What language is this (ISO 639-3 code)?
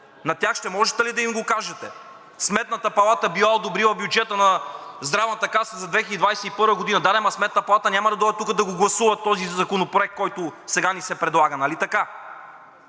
bul